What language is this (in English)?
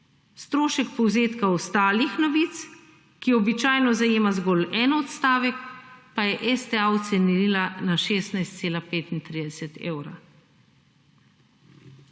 Slovenian